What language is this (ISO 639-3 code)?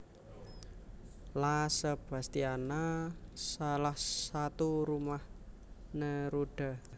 jav